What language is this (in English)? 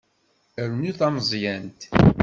Kabyle